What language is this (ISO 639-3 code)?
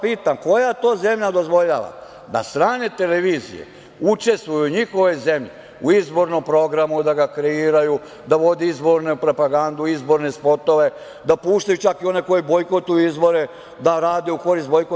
srp